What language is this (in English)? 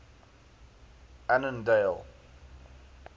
English